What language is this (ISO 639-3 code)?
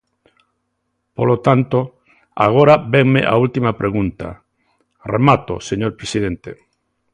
glg